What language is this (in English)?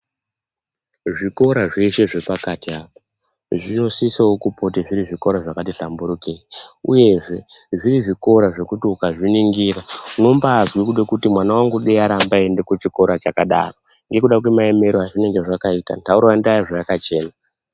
Ndau